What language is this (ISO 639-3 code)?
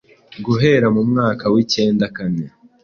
kin